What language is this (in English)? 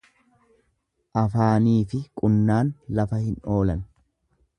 Oromo